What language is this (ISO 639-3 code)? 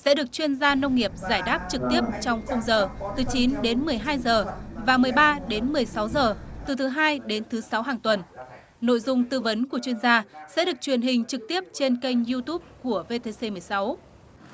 vie